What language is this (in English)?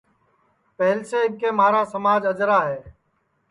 Sansi